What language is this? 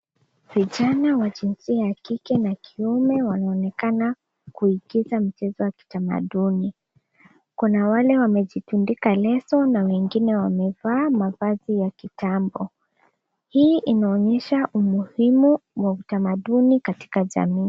Swahili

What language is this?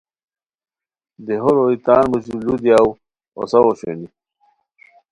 Khowar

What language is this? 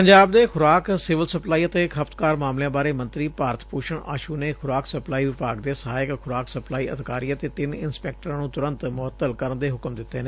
Punjabi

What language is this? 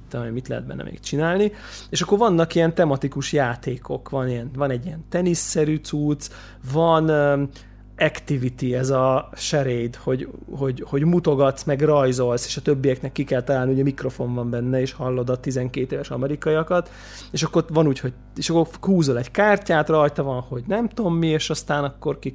Hungarian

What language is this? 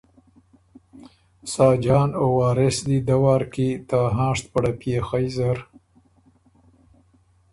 Ormuri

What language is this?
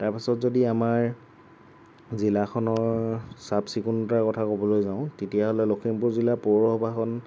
Assamese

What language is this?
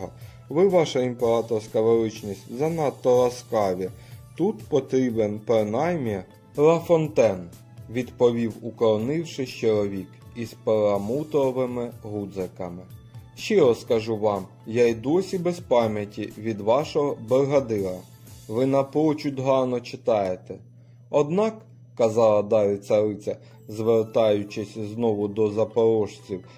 Ukrainian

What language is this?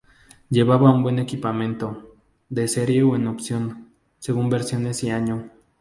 Spanish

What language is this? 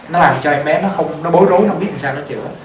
Vietnamese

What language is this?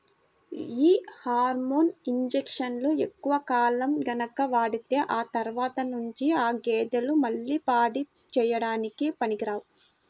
Telugu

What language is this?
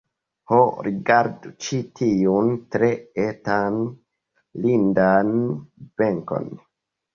Esperanto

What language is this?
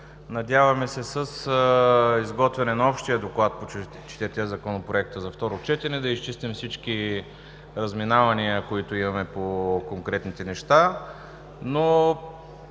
Bulgarian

